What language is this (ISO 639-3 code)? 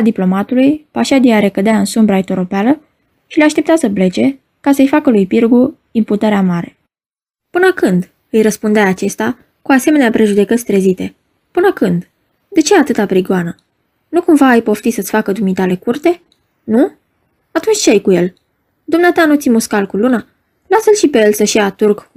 ron